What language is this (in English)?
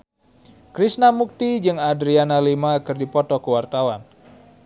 Sundanese